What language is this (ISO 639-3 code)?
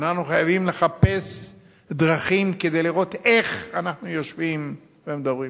heb